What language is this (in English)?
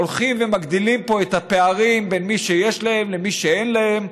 Hebrew